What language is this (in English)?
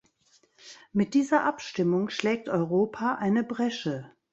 German